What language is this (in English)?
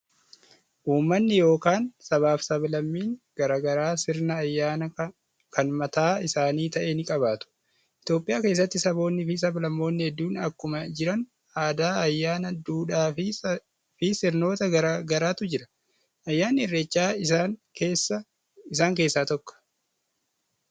Oromo